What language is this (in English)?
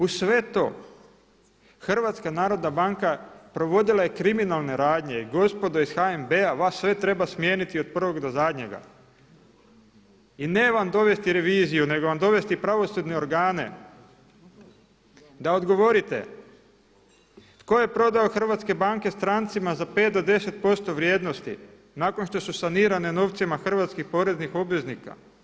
Croatian